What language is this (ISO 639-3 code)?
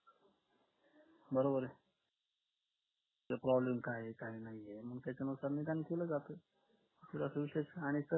mar